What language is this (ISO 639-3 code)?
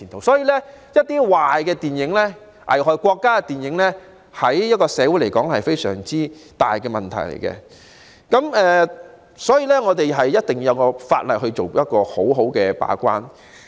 yue